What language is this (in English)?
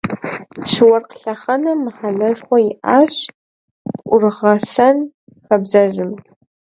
Kabardian